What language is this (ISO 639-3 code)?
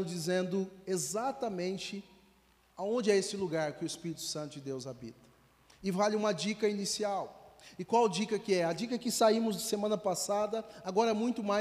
por